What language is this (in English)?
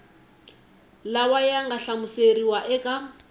Tsonga